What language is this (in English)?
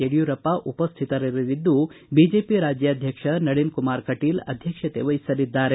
Kannada